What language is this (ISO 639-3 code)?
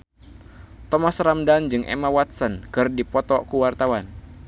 sun